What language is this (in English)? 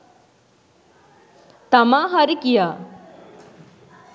Sinhala